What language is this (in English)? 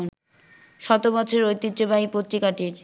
Bangla